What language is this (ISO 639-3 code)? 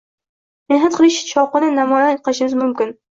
uzb